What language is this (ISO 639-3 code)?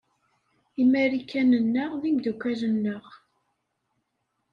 kab